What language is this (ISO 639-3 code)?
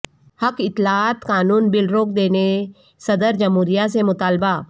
urd